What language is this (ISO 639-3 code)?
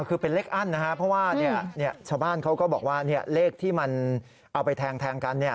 tha